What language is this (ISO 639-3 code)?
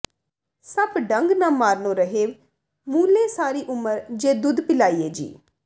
pan